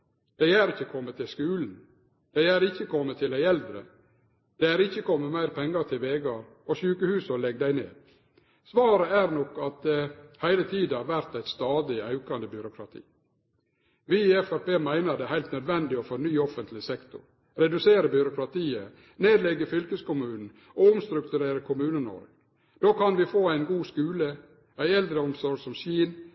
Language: Norwegian Nynorsk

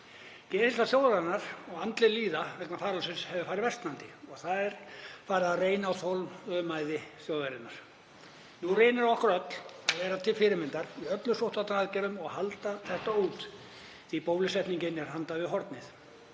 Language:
Icelandic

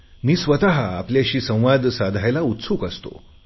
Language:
Marathi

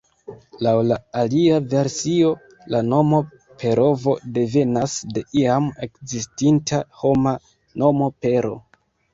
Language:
Esperanto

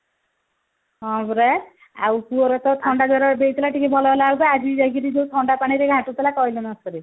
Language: Odia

